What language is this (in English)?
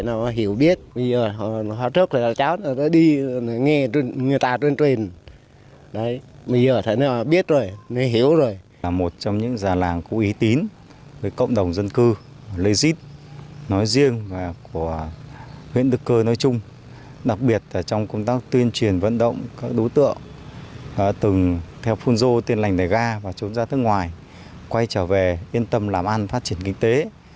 Vietnamese